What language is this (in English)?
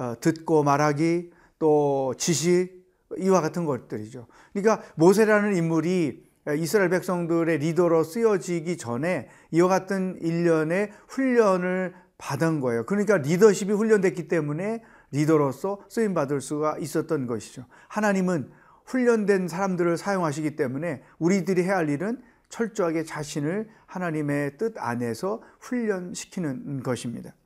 Korean